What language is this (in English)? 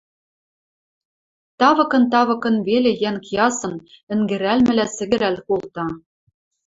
Western Mari